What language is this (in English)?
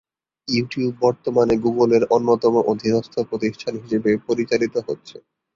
Bangla